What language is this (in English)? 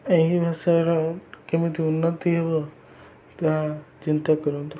Odia